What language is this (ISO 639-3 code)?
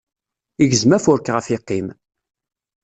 kab